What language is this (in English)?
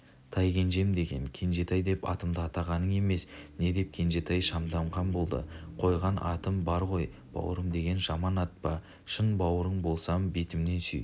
Kazakh